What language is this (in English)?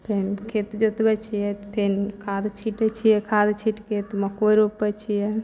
Maithili